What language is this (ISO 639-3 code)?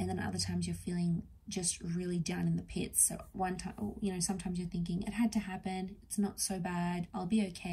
eng